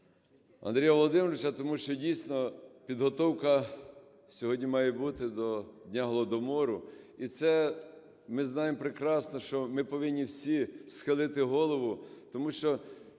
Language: Ukrainian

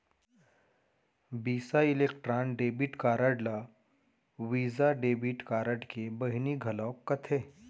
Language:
Chhattisgarhi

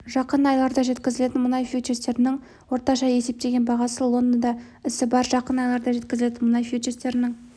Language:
Kazakh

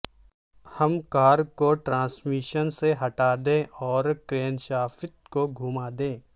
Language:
Urdu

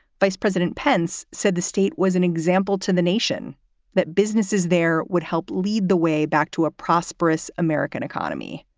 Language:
English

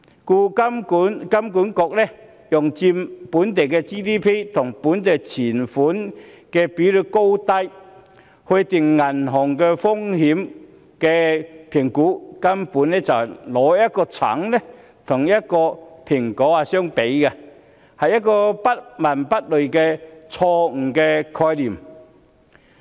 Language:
Cantonese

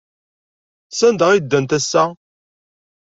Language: Kabyle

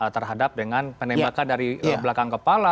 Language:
Indonesian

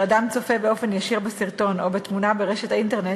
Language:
Hebrew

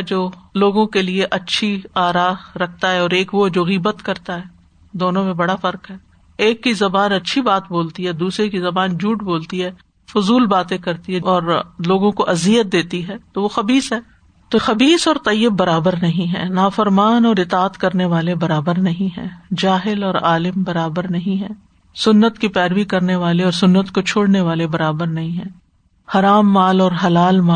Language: Urdu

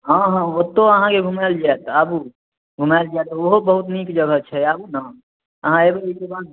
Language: Maithili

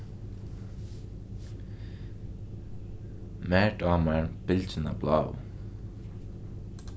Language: Faroese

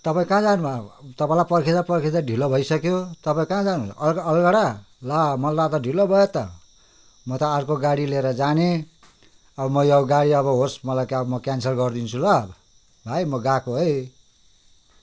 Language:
Nepali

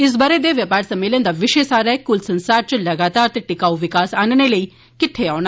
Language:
Dogri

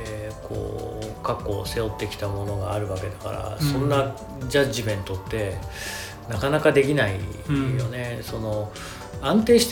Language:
Japanese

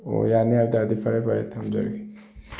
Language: Manipuri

